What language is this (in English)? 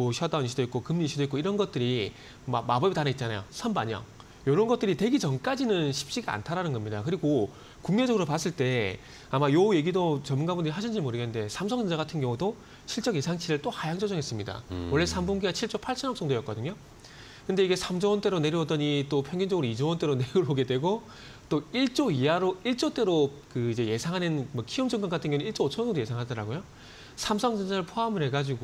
Korean